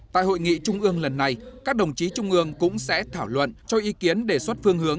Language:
Vietnamese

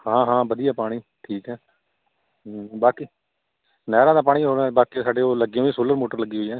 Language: Punjabi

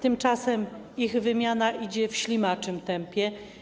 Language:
Polish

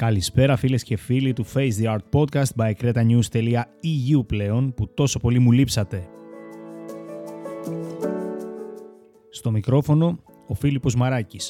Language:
Greek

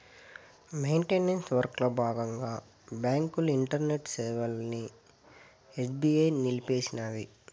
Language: Telugu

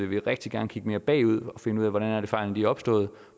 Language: Danish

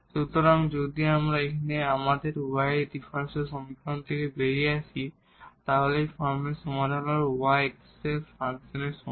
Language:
Bangla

